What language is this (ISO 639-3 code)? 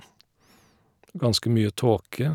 nor